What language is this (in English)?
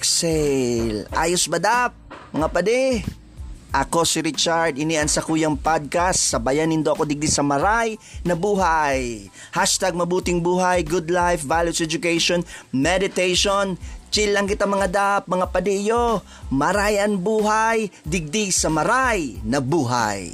Filipino